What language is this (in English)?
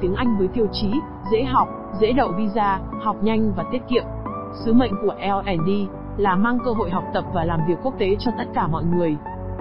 Vietnamese